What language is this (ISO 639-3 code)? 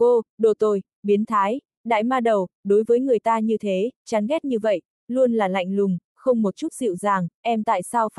vie